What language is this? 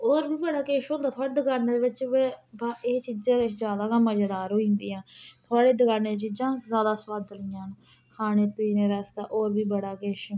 Dogri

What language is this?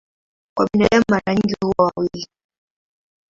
Swahili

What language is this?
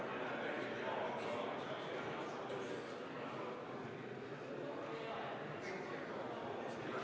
Estonian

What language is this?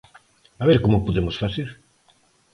Galician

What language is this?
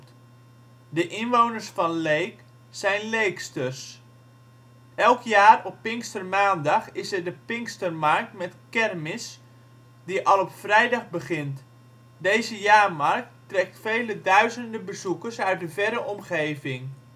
Dutch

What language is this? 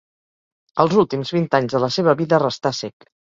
Catalan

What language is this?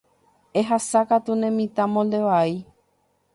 Guarani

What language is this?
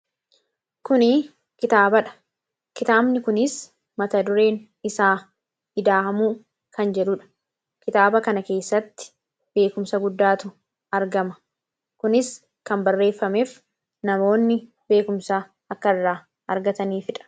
Oromo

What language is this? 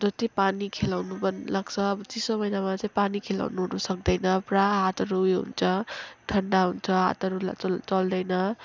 Nepali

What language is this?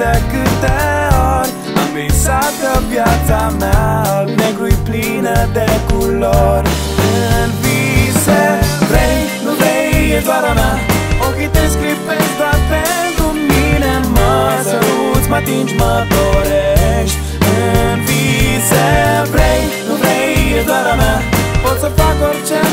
Romanian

